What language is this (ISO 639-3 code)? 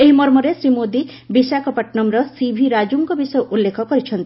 ori